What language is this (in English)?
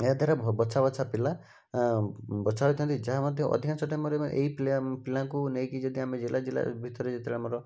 Odia